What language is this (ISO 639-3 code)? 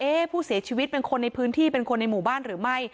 tha